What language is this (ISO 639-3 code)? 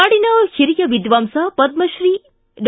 kan